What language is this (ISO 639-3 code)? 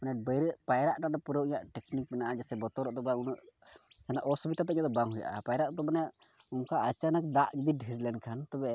sat